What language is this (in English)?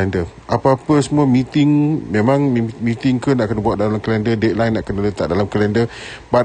Malay